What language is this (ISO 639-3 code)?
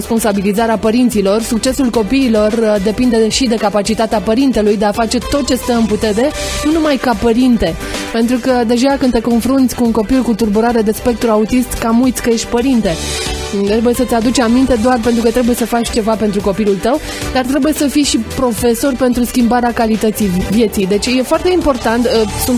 ron